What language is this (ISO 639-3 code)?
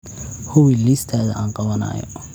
som